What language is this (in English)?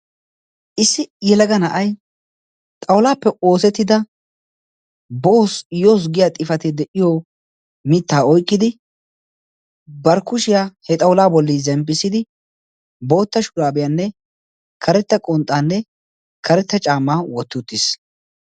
Wolaytta